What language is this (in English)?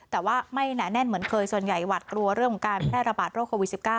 Thai